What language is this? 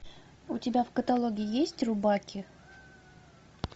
Russian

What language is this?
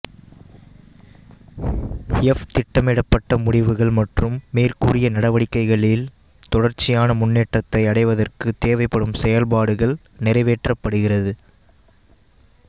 Tamil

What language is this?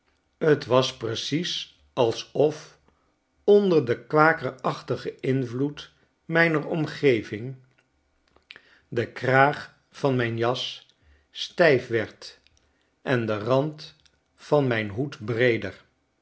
Dutch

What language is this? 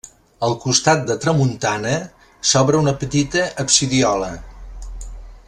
Catalan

